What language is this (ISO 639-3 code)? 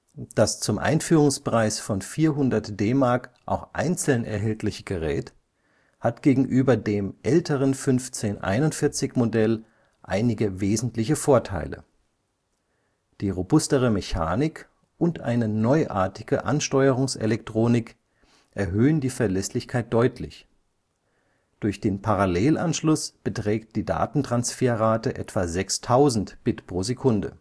deu